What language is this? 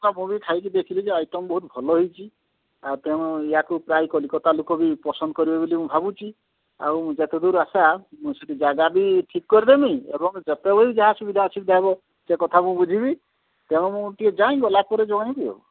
Odia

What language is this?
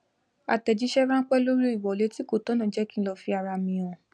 Yoruba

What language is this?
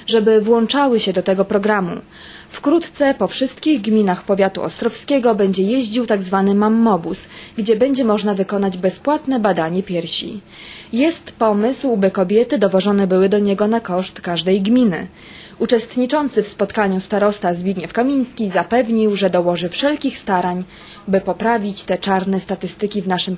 Polish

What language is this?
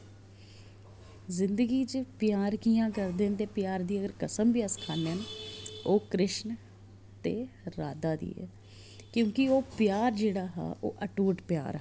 Dogri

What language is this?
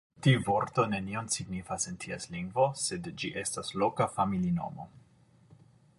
Esperanto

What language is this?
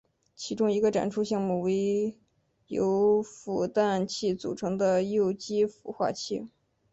Chinese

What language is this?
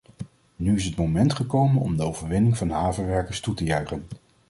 Dutch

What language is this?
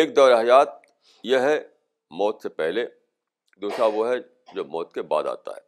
Urdu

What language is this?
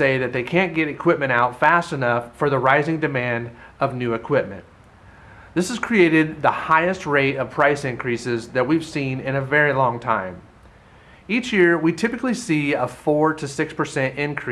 English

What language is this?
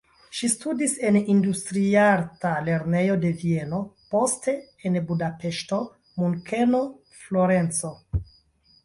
Esperanto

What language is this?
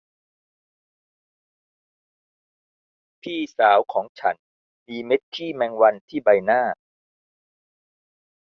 Thai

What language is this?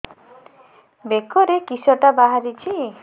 Odia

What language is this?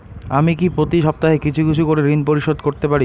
Bangla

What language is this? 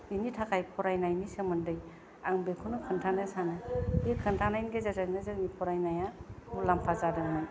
Bodo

